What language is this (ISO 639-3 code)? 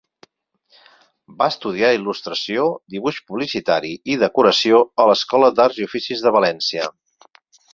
cat